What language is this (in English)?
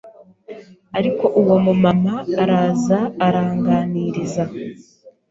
Kinyarwanda